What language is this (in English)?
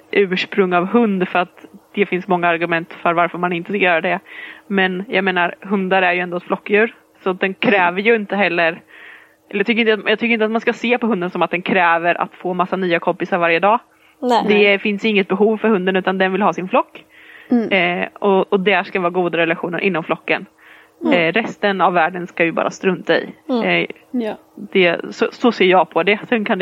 Swedish